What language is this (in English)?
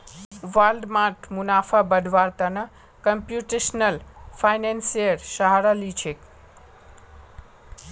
Magahi